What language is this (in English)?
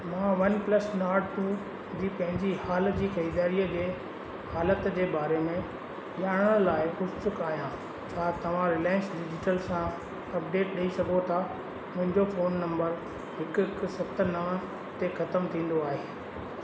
Sindhi